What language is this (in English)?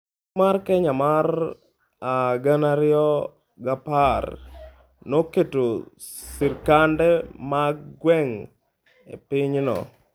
Luo (Kenya and Tanzania)